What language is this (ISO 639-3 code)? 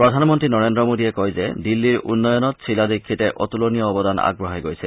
asm